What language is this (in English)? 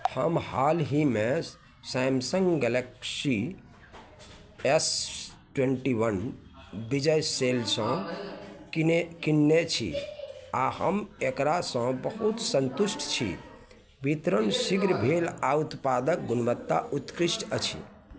Maithili